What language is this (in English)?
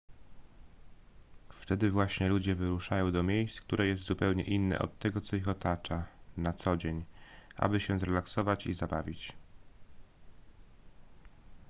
Polish